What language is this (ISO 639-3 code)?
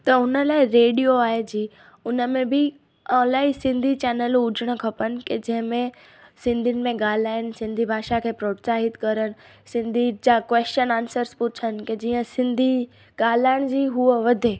snd